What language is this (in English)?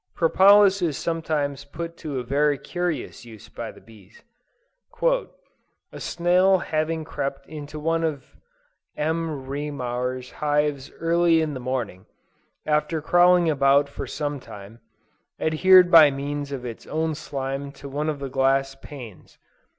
English